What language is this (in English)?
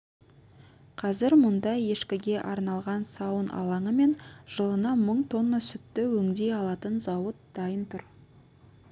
Kazakh